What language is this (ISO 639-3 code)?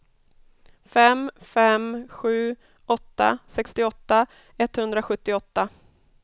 swe